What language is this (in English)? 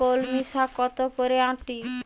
Bangla